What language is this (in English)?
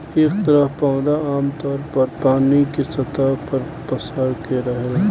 Bhojpuri